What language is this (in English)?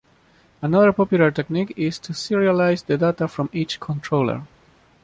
English